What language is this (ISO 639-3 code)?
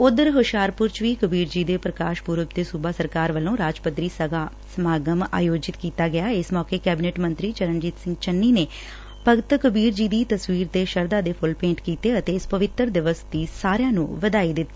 pan